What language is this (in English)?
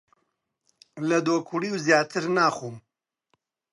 Central Kurdish